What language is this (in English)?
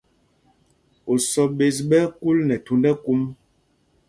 Mpumpong